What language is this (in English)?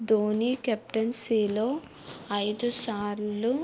Telugu